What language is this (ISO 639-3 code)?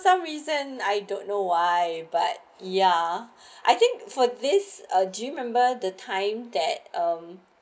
eng